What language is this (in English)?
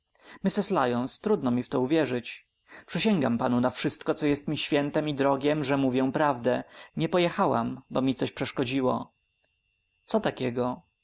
Polish